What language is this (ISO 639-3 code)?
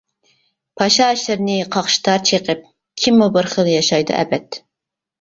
uig